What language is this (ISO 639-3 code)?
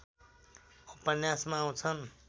nep